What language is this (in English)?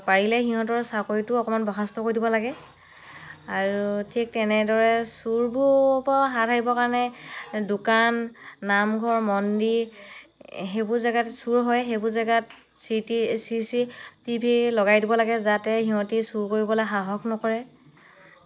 Assamese